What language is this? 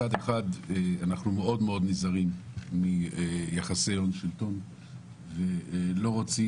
Hebrew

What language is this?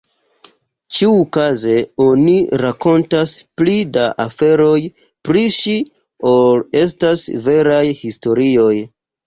Esperanto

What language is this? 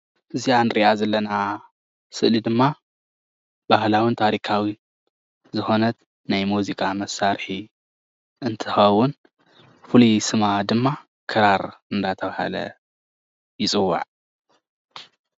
Tigrinya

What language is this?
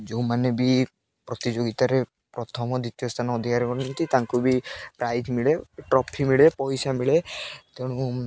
Odia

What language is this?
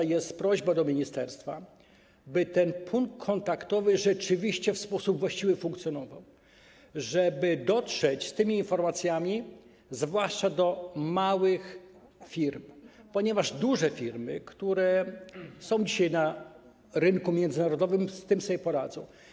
Polish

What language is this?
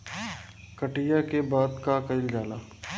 Bhojpuri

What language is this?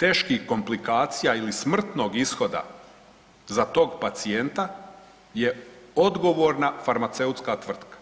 Croatian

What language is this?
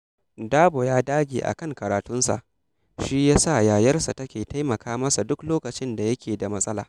Hausa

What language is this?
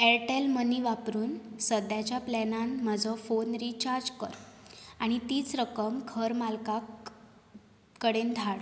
Konkani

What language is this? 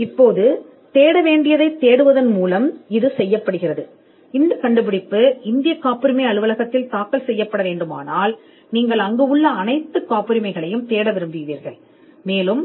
Tamil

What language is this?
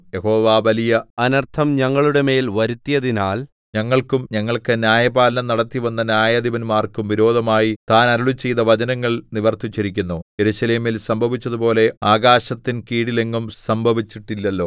Malayalam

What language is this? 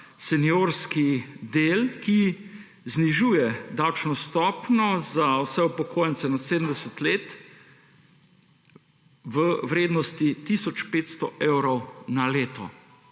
Slovenian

